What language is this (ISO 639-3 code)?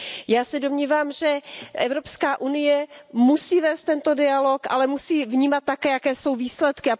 ces